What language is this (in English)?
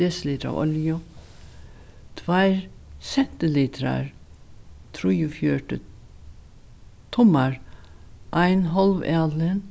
Faroese